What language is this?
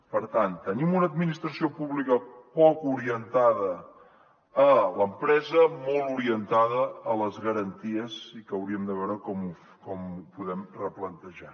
Catalan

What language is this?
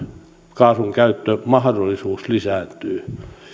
Finnish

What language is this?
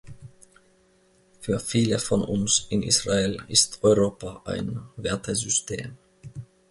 German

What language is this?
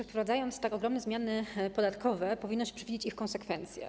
Polish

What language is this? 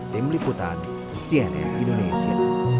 Indonesian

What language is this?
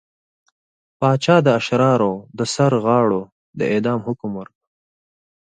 Pashto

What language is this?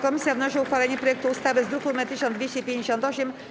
Polish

